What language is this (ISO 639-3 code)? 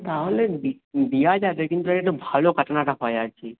ben